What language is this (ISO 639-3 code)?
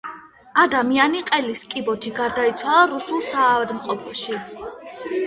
kat